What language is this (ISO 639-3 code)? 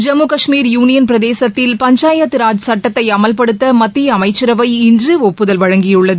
tam